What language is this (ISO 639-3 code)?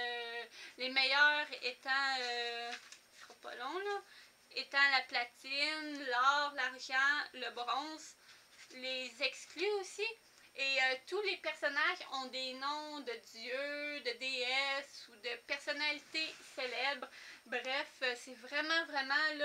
fra